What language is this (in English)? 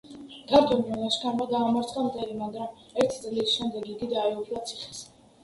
Georgian